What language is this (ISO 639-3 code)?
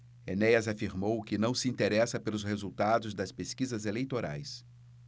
por